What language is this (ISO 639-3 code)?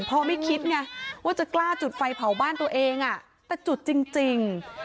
tha